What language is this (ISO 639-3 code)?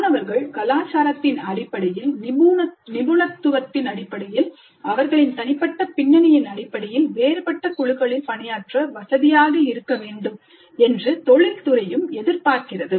tam